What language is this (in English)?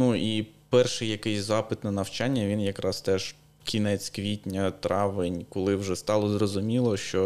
Ukrainian